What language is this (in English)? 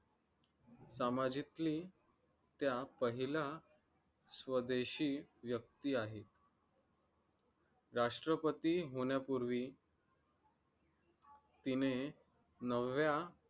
Marathi